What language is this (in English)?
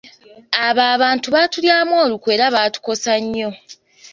Ganda